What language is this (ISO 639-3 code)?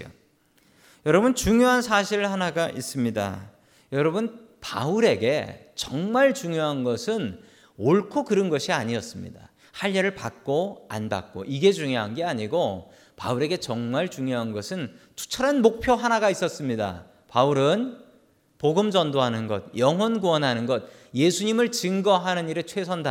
kor